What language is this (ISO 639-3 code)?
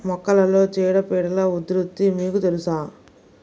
tel